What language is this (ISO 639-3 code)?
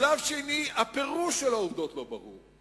heb